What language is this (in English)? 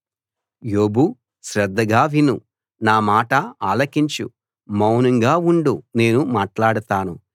Telugu